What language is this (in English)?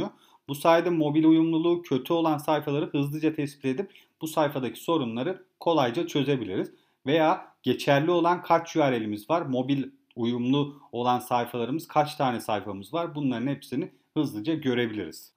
Turkish